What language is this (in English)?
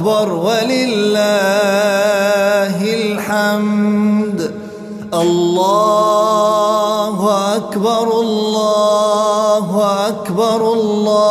Arabic